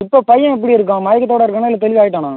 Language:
Tamil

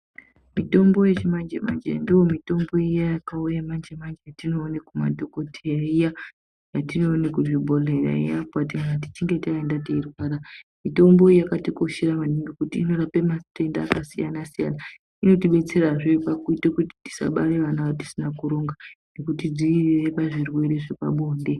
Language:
Ndau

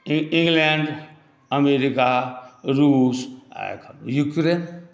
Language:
Maithili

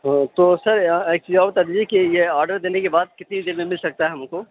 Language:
Urdu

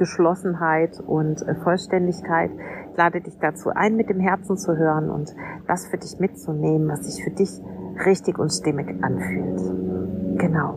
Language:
German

